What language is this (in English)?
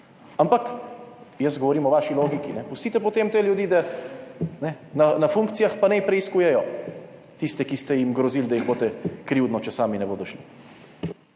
Slovenian